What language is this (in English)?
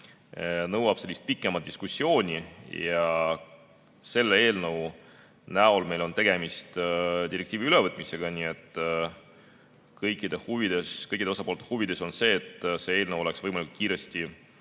Estonian